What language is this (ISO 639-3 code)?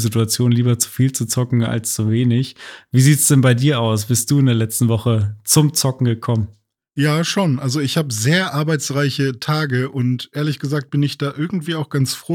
deu